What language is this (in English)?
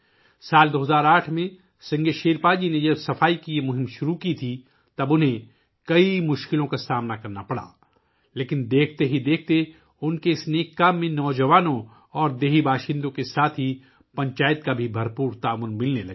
Urdu